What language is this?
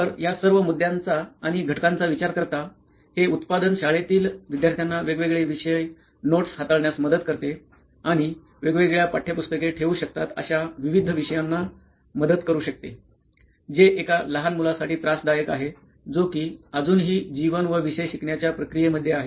Marathi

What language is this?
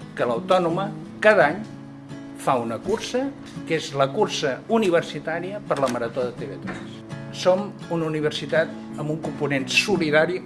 Spanish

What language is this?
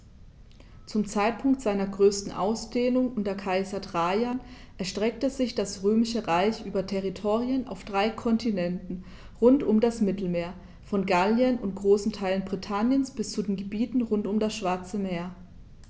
German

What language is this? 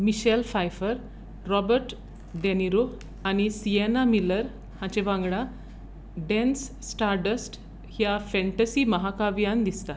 Konkani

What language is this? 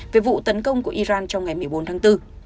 Vietnamese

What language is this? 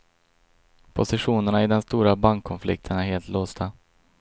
Swedish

